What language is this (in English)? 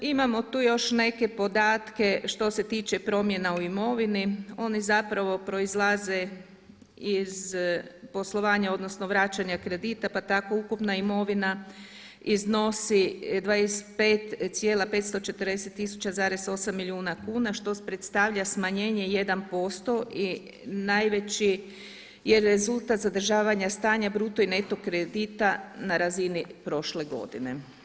Croatian